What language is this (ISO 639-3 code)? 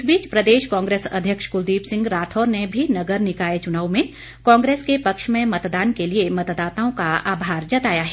hin